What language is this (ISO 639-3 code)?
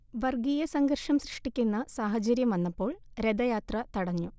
mal